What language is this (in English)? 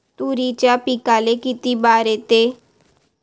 Marathi